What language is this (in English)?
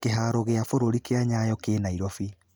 Kikuyu